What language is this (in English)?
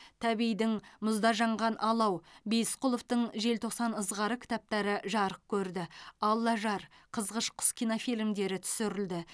Kazakh